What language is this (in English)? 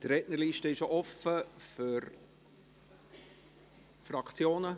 Swiss German